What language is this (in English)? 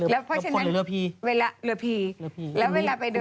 Thai